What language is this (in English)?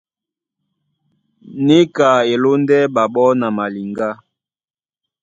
Duala